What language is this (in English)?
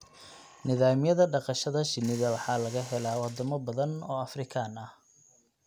Somali